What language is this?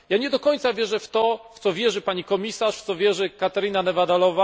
Polish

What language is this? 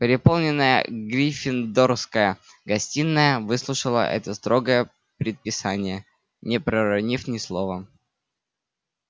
Russian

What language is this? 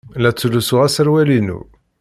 Kabyle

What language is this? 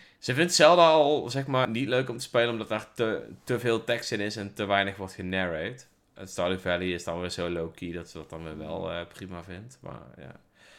Dutch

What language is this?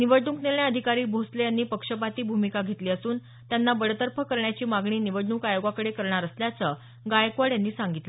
Marathi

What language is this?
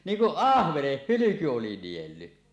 Finnish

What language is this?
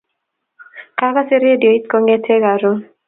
Kalenjin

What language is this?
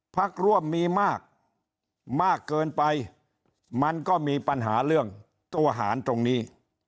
Thai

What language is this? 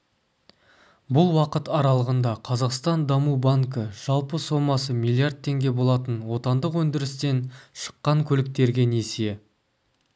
Kazakh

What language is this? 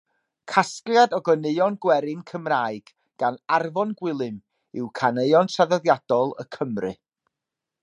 Welsh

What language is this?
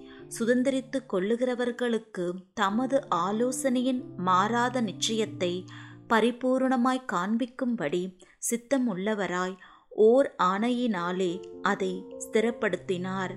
Tamil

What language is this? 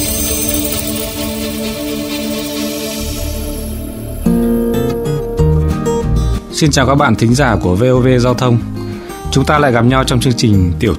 Vietnamese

